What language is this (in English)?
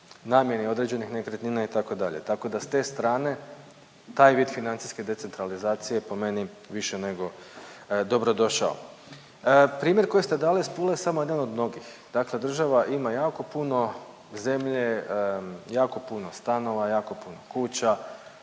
Croatian